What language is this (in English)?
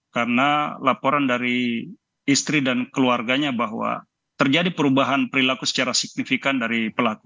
Indonesian